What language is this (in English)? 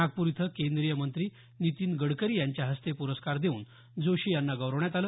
Marathi